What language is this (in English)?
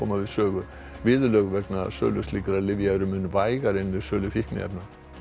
Icelandic